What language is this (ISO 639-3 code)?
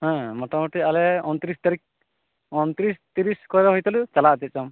sat